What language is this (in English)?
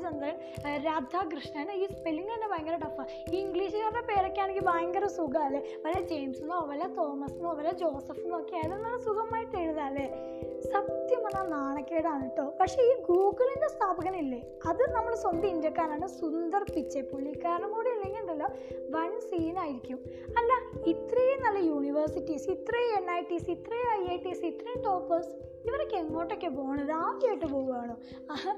Malayalam